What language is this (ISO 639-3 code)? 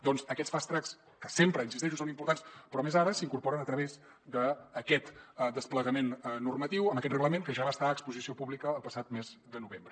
cat